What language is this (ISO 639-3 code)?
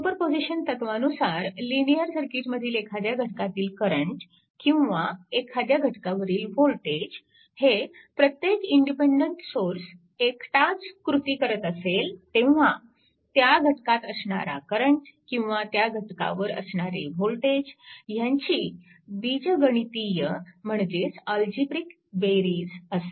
mar